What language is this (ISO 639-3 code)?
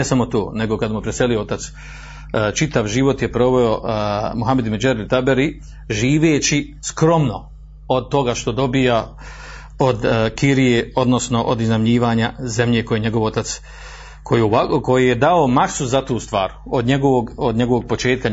hrv